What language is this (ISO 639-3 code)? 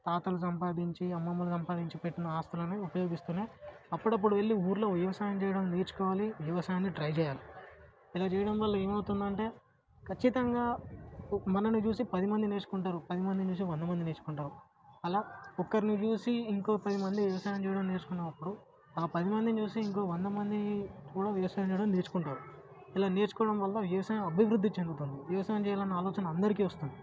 tel